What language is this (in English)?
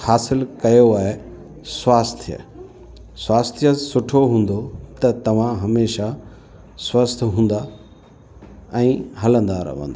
Sindhi